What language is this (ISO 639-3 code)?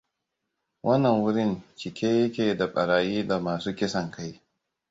hau